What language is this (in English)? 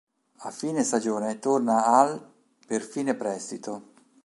Italian